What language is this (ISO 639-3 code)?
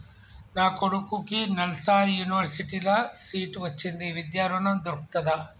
tel